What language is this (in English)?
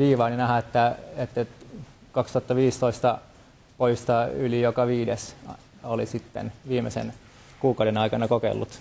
Finnish